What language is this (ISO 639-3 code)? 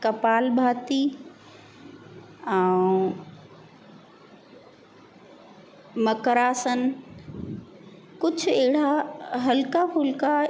snd